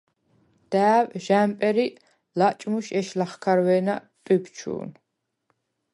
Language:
Svan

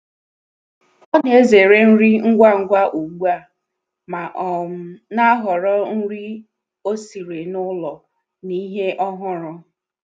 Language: Igbo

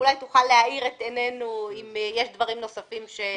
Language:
Hebrew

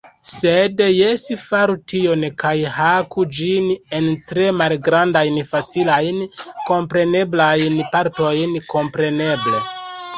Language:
Esperanto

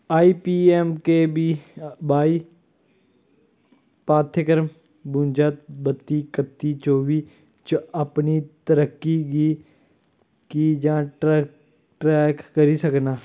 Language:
Dogri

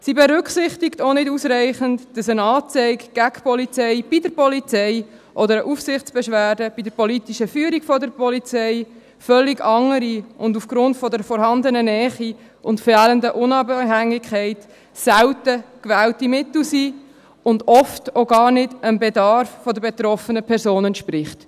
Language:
Swiss German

